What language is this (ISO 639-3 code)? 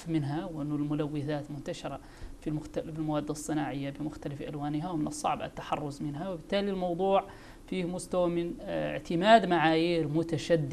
ara